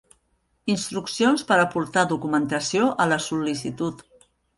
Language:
Catalan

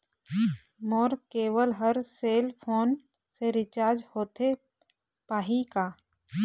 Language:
Chhattisgarhi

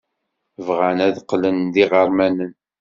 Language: Kabyle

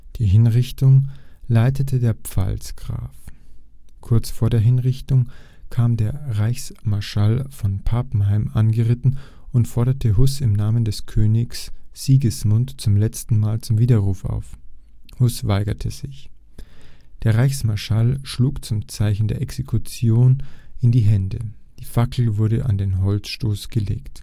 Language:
German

